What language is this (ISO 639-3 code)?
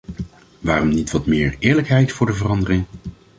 nld